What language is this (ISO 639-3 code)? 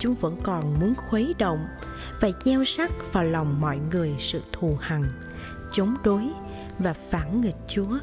vie